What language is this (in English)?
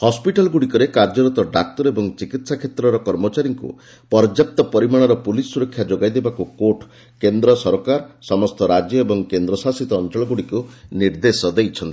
Odia